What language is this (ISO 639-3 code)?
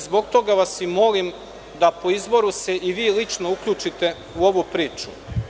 srp